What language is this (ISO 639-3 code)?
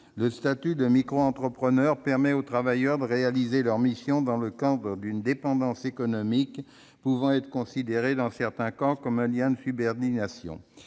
fra